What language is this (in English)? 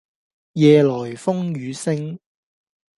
Cantonese